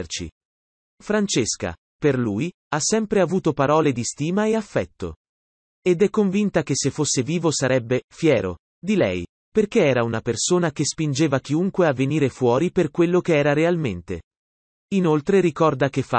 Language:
Italian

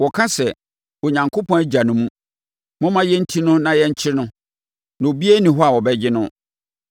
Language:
Akan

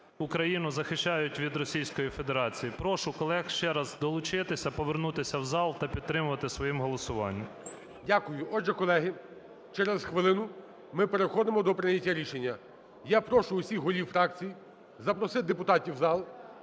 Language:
Ukrainian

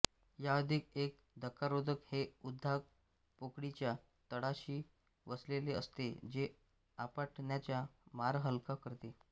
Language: Marathi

